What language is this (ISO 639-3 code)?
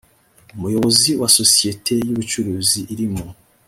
kin